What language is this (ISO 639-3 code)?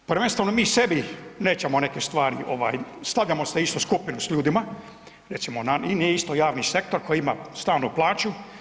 hrv